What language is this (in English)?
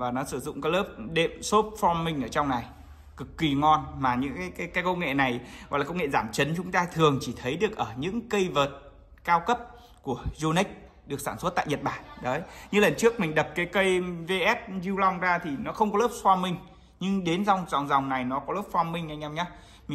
Vietnamese